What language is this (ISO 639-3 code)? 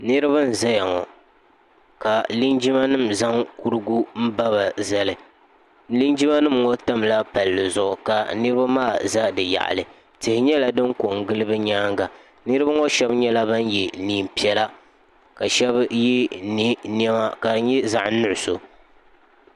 dag